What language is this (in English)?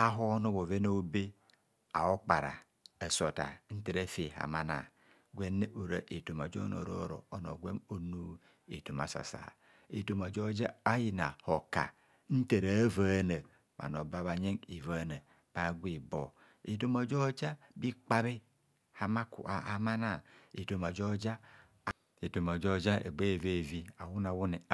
Kohumono